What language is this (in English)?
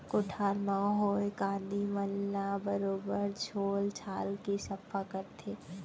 Chhattisgarhi